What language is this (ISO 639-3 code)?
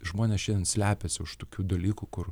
lit